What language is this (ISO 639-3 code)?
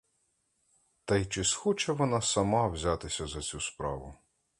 ukr